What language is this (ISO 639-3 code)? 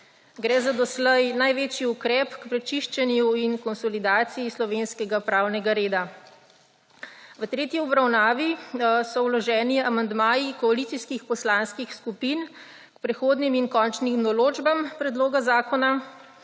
slv